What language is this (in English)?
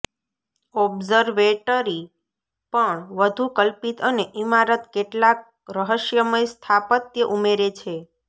Gujarati